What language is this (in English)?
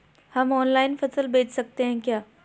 Hindi